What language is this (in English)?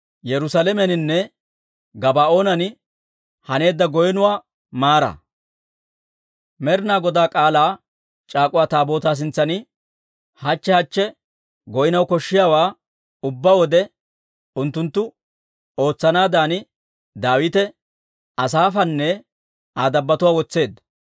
Dawro